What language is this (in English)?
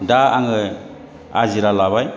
Bodo